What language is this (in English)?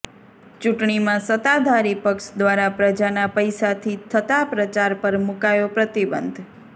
Gujarati